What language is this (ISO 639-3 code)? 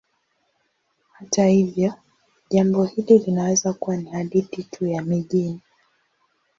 swa